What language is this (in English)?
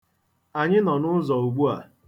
Igbo